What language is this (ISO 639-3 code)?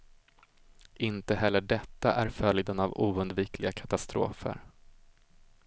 swe